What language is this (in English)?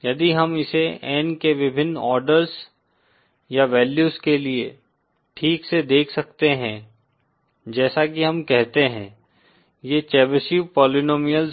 Hindi